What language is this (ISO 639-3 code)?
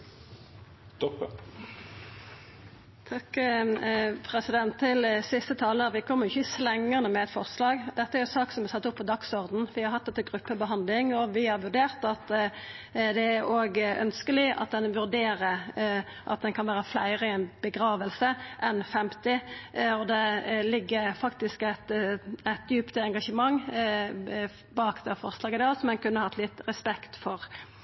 nor